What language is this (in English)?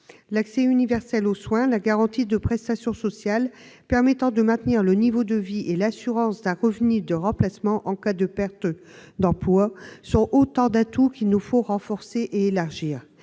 French